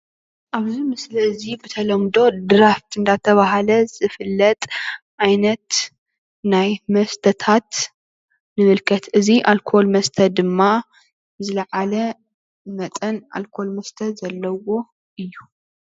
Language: Tigrinya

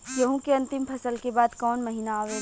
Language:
Bhojpuri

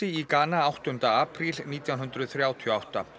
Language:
Icelandic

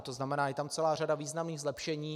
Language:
Czech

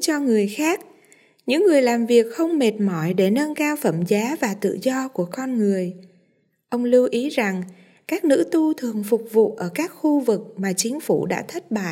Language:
Vietnamese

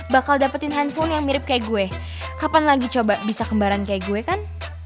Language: Indonesian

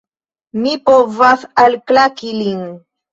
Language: Esperanto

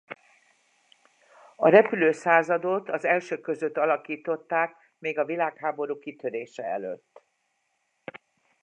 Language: Hungarian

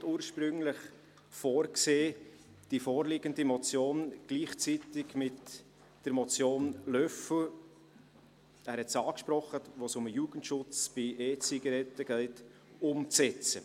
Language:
Swiss German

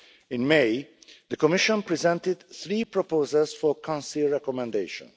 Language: English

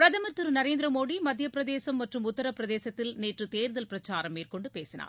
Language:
Tamil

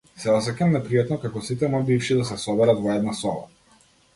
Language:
Macedonian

